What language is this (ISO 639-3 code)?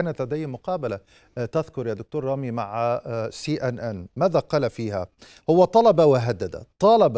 ara